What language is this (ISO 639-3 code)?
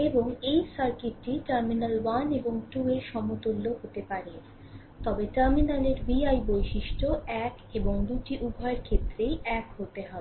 ben